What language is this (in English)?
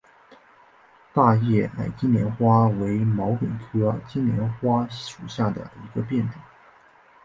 Chinese